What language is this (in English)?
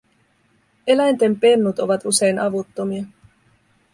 Finnish